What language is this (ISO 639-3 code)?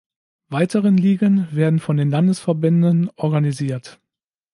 deu